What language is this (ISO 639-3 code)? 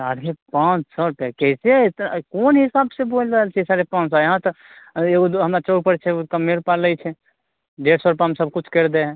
mai